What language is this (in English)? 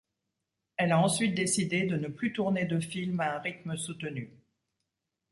French